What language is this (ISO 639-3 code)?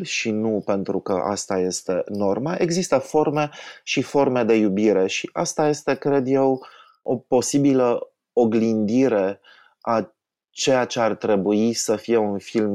ron